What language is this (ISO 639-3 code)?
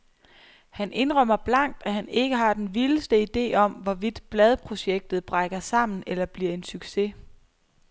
dan